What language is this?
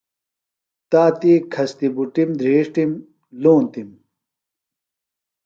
Phalura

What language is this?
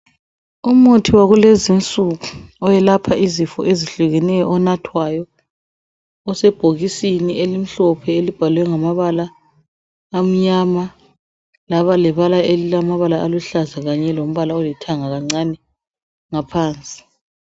North Ndebele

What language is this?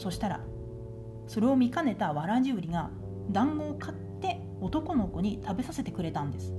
Japanese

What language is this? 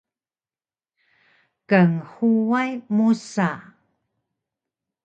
Taroko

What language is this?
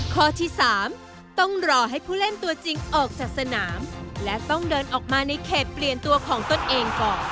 Thai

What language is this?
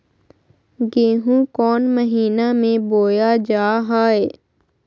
Magahi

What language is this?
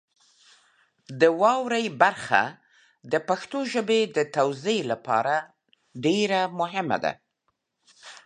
Pashto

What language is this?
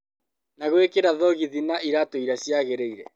Kikuyu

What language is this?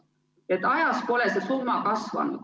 Estonian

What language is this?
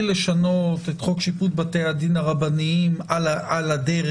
Hebrew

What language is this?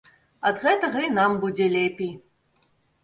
Belarusian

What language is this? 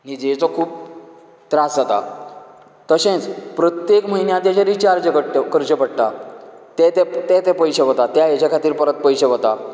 Konkani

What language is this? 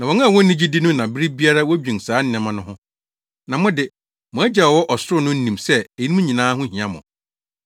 Akan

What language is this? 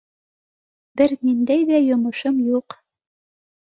Bashkir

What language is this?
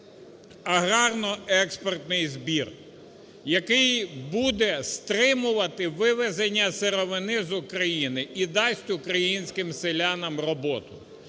Ukrainian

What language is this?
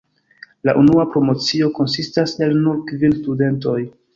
Esperanto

